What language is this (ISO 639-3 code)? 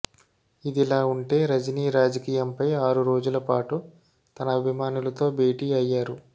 tel